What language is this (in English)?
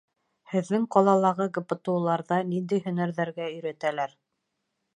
Bashkir